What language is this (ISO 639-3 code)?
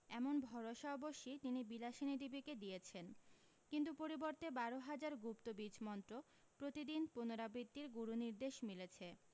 ben